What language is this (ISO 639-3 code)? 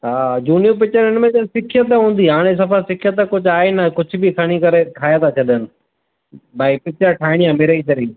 snd